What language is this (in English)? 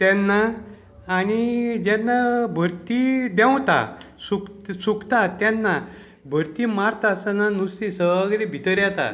Konkani